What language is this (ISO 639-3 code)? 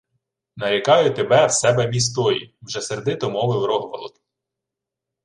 ukr